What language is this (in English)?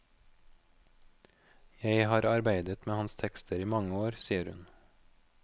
Norwegian